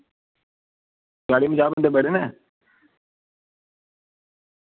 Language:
Dogri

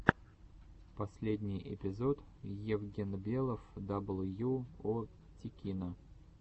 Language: Russian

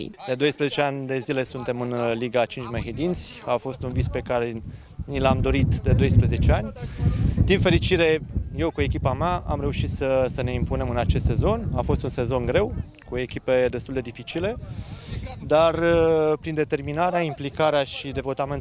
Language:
Romanian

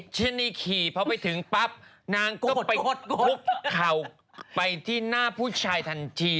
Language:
Thai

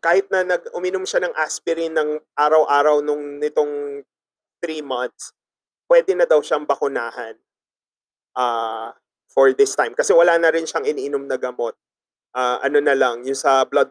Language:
Filipino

